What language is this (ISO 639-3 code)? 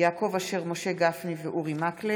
heb